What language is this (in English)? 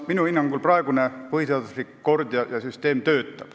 Estonian